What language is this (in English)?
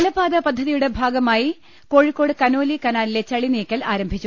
Malayalam